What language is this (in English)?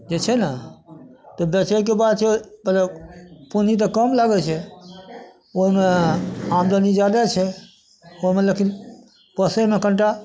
Maithili